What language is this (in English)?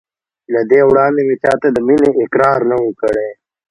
Pashto